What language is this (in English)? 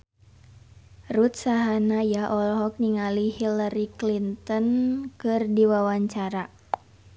Sundanese